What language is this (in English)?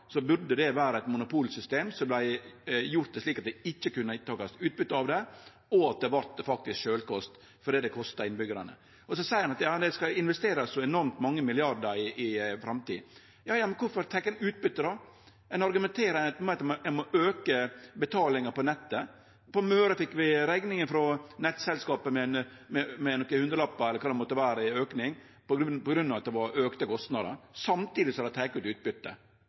Norwegian Nynorsk